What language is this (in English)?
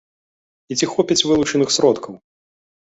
Belarusian